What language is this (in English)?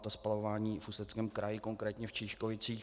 Czech